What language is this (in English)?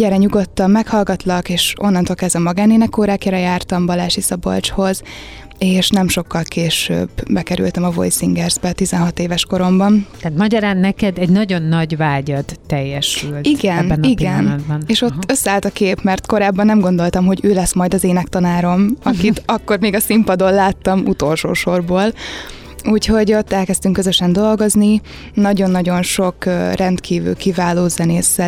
Hungarian